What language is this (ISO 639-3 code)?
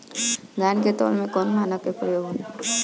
bho